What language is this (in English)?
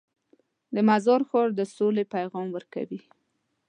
Pashto